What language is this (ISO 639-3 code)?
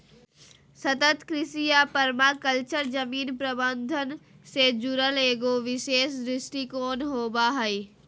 mag